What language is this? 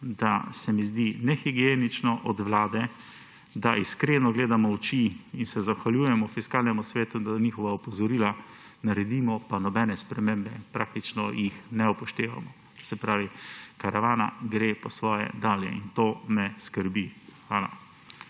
Slovenian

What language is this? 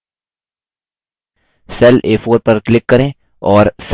Hindi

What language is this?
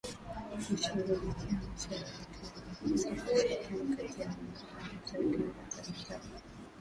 Swahili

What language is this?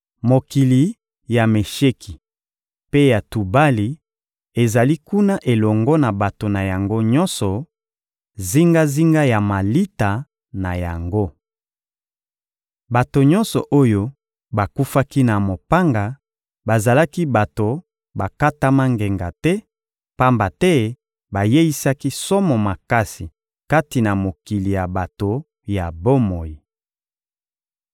Lingala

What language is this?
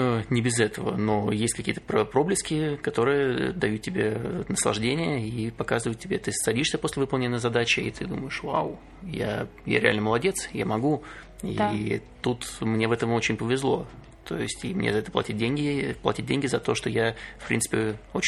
Russian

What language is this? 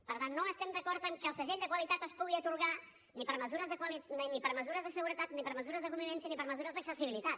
Catalan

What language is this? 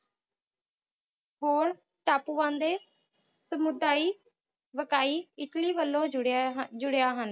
Punjabi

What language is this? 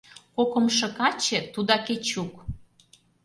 Mari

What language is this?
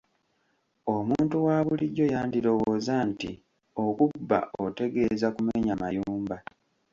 Ganda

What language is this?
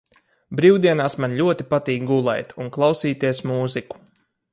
Latvian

